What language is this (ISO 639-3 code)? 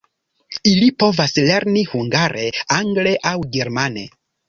epo